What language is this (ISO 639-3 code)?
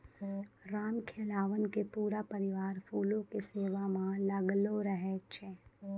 mai